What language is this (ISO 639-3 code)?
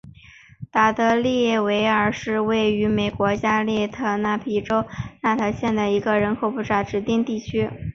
zho